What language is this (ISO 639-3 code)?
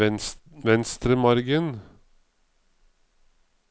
nor